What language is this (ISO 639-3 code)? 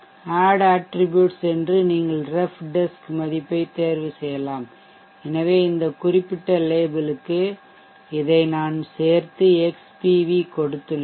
tam